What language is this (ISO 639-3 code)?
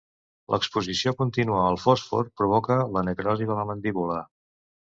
cat